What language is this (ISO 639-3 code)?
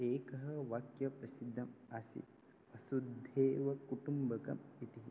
san